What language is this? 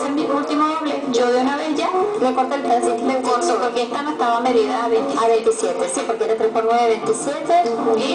Spanish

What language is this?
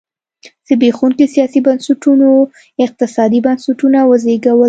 Pashto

